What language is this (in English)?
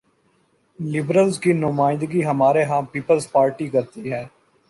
Urdu